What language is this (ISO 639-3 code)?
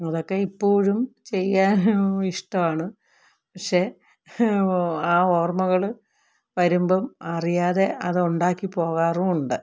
mal